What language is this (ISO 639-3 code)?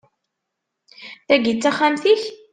kab